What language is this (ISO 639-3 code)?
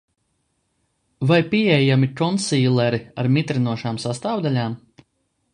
lav